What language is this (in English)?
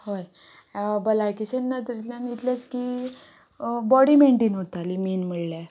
Konkani